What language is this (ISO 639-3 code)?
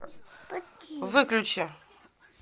rus